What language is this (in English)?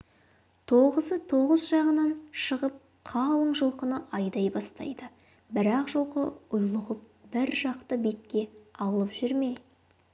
Kazakh